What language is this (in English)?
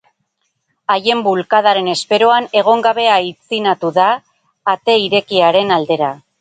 Basque